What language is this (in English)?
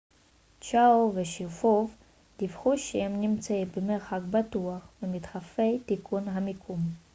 Hebrew